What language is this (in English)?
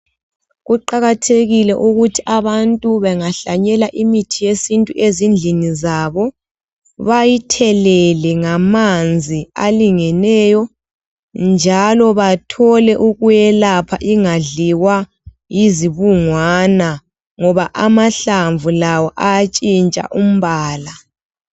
North Ndebele